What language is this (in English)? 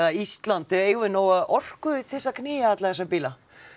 Icelandic